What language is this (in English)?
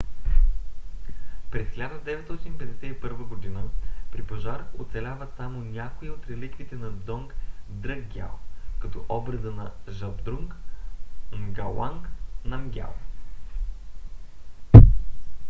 Bulgarian